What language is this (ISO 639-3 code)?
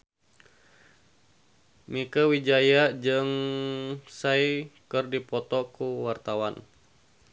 sun